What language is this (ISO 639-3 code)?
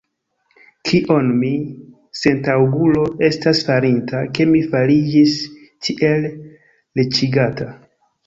epo